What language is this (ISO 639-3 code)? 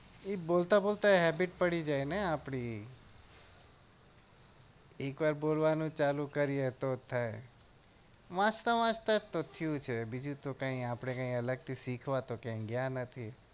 guj